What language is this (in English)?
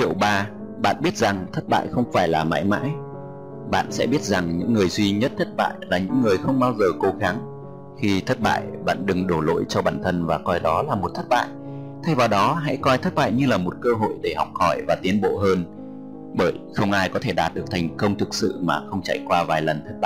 Vietnamese